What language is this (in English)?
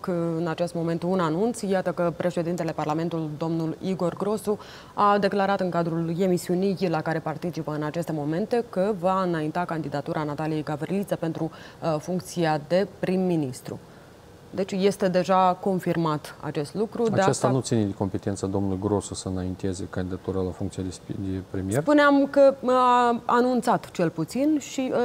Romanian